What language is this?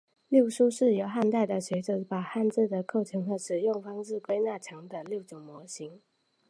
Chinese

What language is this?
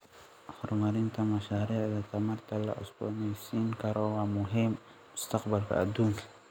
Somali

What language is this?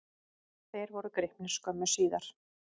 Icelandic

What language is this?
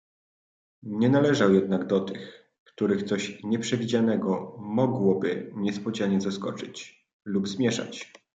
Polish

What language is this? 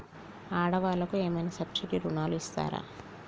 Telugu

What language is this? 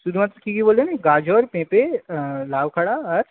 Bangla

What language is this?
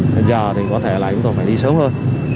Vietnamese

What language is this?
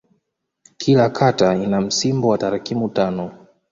Swahili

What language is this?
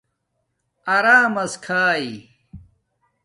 Domaaki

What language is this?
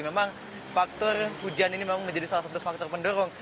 Indonesian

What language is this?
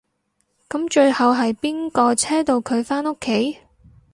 Cantonese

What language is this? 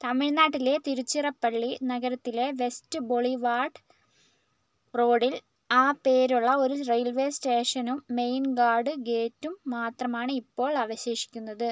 Malayalam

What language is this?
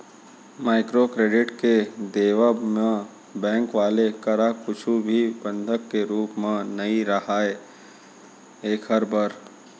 Chhattisgarhi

